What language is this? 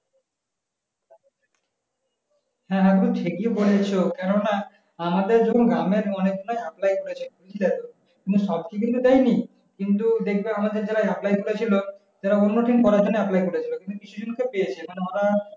Bangla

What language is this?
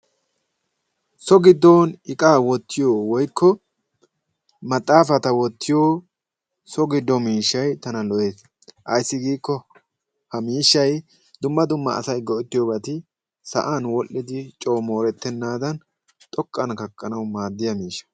Wolaytta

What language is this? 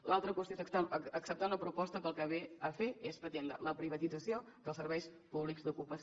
Catalan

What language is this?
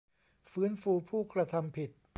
Thai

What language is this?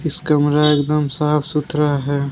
Hindi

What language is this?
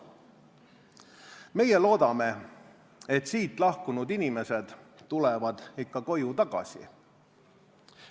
Estonian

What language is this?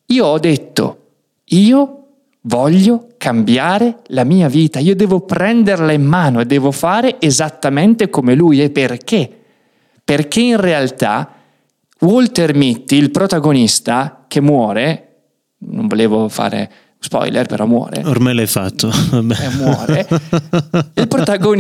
Italian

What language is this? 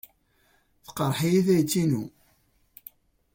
Kabyle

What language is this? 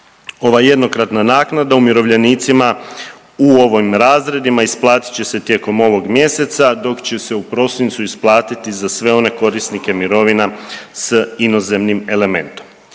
Croatian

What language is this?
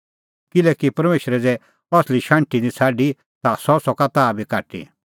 Kullu Pahari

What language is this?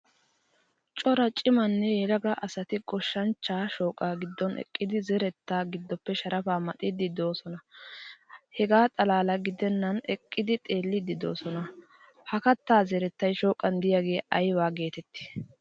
Wolaytta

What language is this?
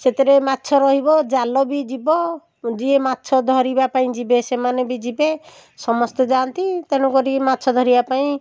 Odia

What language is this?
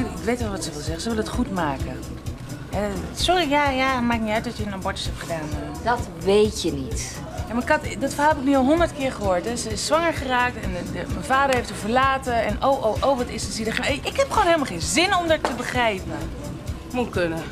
Dutch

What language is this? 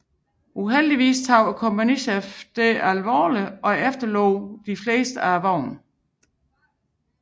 Danish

